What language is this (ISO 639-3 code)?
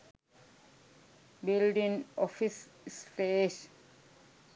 sin